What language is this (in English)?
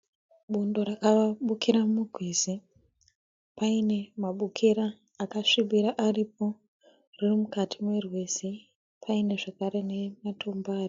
Shona